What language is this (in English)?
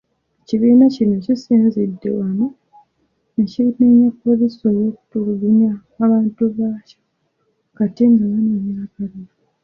Ganda